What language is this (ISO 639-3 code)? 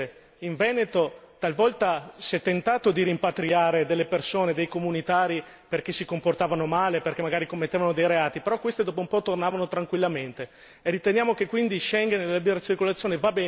ita